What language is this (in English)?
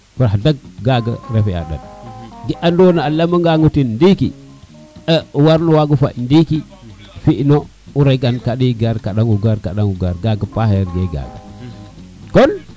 Serer